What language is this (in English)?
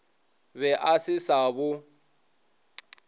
Northern Sotho